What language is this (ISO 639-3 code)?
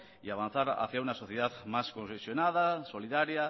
spa